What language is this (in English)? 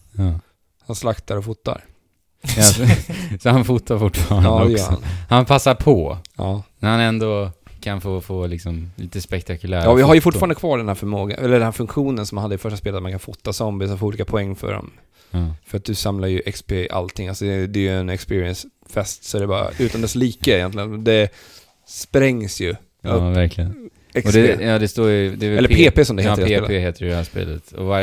Swedish